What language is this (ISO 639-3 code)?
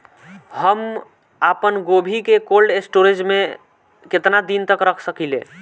bho